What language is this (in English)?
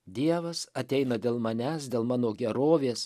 Lithuanian